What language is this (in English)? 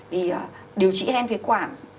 Vietnamese